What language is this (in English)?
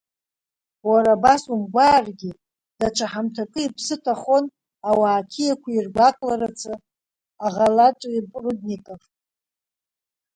Abkhazian